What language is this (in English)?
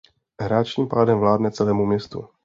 Czech